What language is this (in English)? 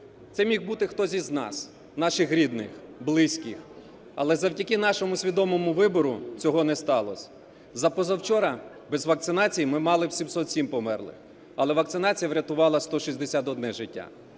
Ukrainian